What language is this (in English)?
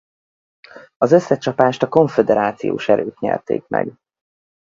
Hungarian